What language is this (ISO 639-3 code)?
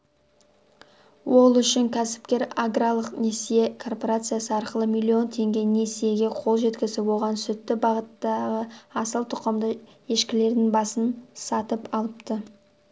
kaz